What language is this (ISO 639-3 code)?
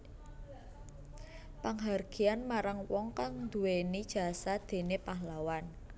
jav